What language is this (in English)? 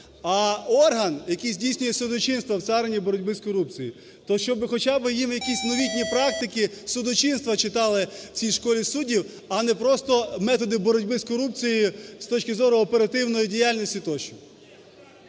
Ukrainian